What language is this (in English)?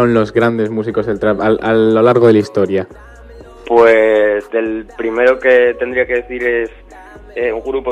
Spanish